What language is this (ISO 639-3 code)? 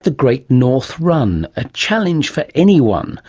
eng